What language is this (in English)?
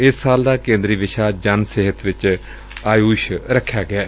Punjabi